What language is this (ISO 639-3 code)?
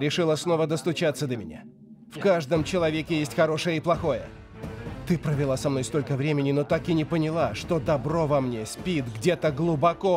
rus